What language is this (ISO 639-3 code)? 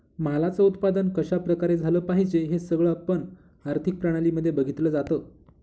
mar